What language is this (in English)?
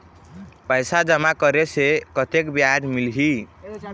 Chhattisgarhi